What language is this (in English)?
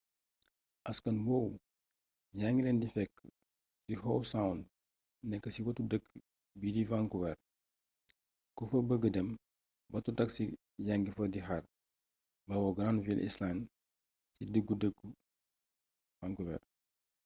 Wolof